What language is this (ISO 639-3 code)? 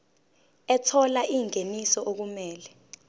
zul